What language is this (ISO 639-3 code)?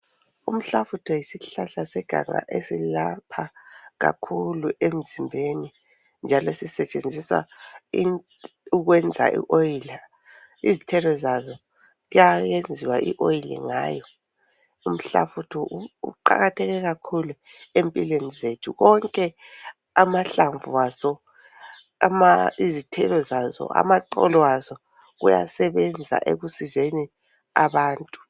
nde